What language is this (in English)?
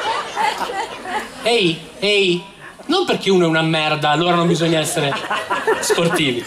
Italian